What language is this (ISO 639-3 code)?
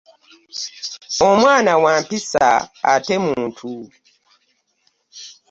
lug